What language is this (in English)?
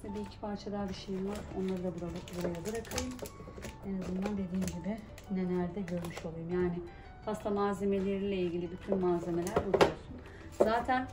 Turkish